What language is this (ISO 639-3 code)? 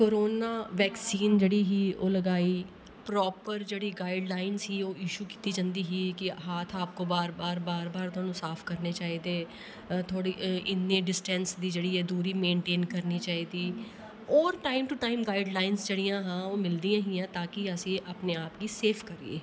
doi